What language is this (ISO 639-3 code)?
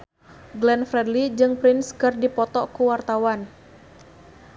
sun